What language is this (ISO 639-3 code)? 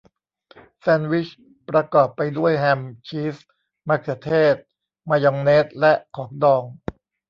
tha